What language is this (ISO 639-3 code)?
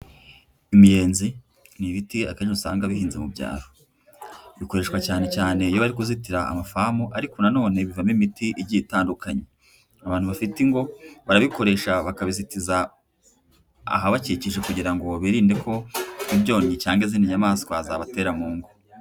kin